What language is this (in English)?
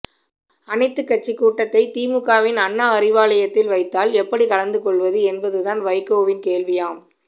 Tamil